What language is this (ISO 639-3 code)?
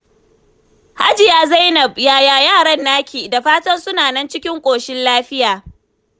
hau